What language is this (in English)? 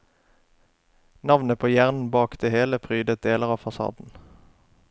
Norwegian